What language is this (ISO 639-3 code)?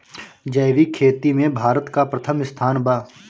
bho